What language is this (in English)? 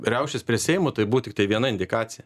Lithuanian